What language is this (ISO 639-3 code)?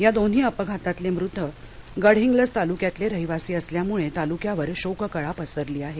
mar